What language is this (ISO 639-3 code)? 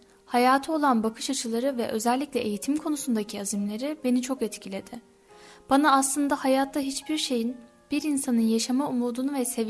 tur